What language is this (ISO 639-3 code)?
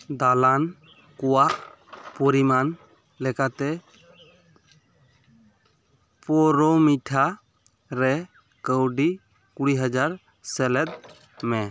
sat